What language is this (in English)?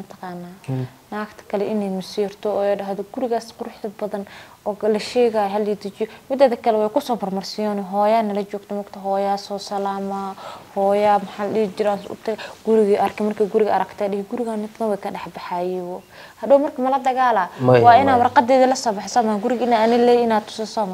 Arabic